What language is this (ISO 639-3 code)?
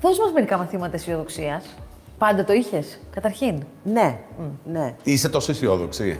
ell